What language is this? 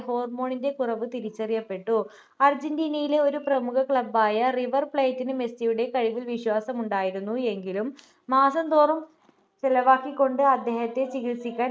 Malayalam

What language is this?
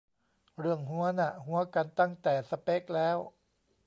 Thai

